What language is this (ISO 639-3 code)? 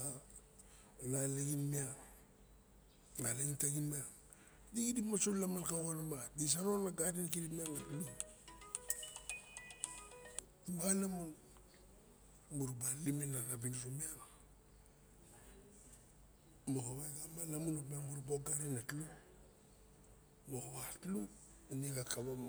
bjk